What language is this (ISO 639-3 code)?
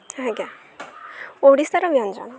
ori